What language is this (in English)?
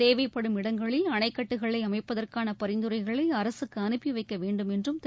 Tamil